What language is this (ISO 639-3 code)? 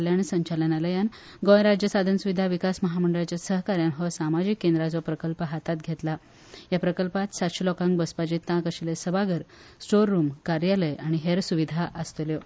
kok